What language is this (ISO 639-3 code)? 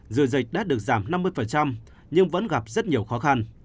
vie